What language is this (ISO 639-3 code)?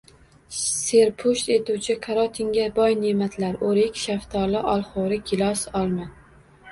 uzb